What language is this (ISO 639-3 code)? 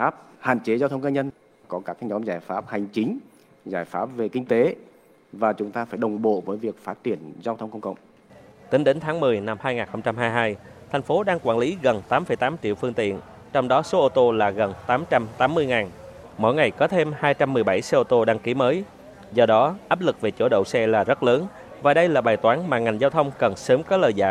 vie